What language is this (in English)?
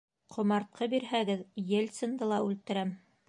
Bashkir